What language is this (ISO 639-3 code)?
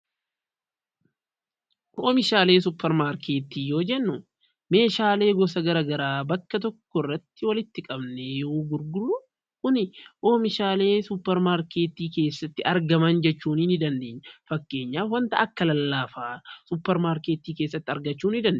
orm